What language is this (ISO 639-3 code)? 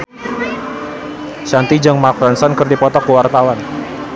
sun